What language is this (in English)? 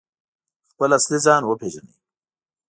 Pashto